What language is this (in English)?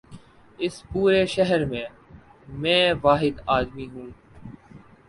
Urdu